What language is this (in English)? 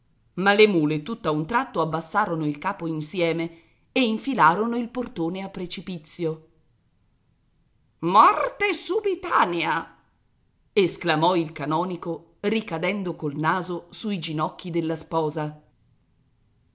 Italian